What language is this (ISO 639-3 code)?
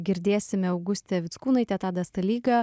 lit